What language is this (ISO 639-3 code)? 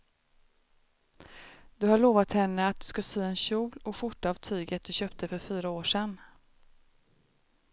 swe